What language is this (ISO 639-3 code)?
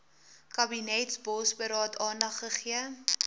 afr